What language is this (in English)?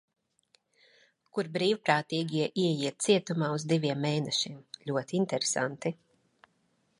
Latvian